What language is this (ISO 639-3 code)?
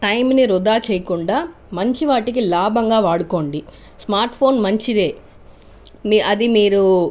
tel